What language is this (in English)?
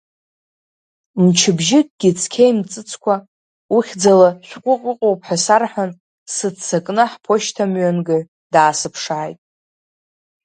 Abkhazian